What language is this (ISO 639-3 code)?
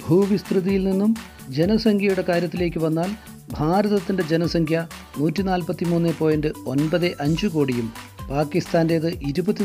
mal